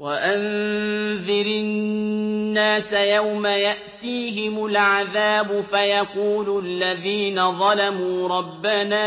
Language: Arabic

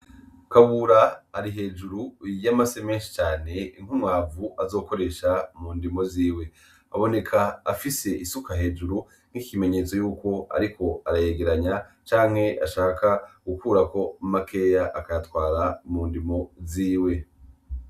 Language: Rundi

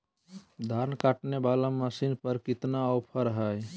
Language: Magahi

